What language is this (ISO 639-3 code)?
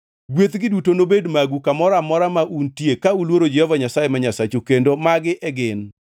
luo